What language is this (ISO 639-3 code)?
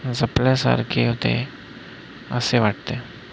mar